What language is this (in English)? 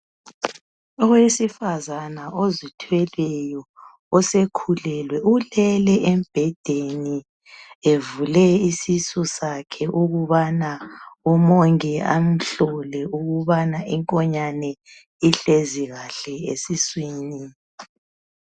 North Ndebele